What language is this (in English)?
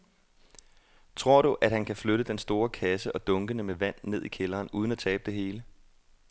Danish